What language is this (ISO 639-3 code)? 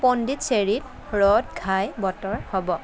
asm